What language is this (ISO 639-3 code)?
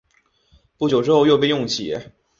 zho